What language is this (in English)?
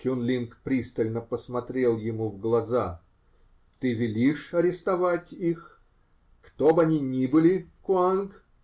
Russian